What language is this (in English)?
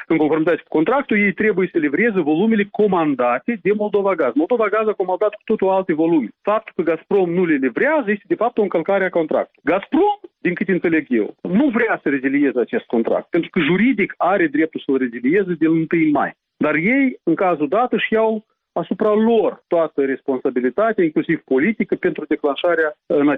Romanian